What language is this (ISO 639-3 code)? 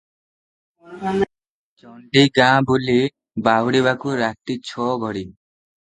ori